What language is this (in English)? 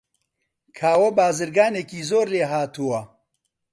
Central Kurdish